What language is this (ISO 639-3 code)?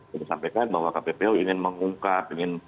ind